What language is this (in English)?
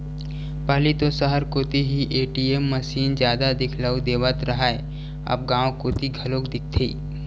Chhattisgarhi